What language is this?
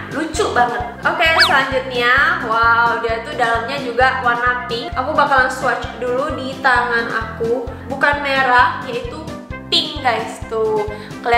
Indonesian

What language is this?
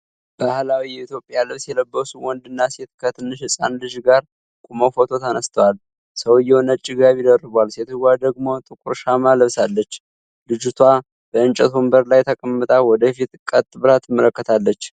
Amharic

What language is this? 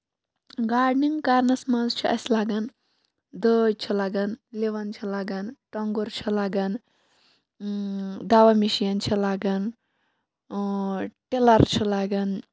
Kashmiri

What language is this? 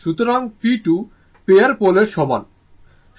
Bangla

